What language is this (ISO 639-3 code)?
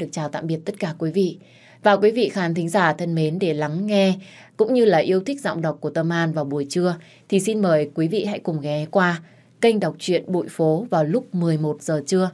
vie